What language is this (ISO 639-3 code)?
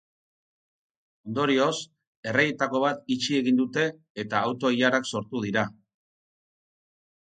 eus